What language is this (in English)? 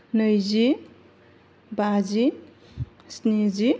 Bodo